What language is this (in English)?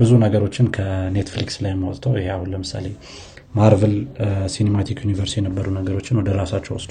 Amharic